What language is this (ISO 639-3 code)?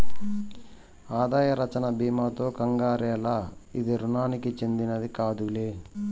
tel